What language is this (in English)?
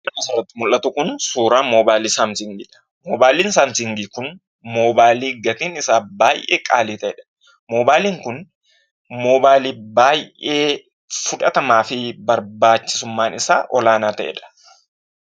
Oromo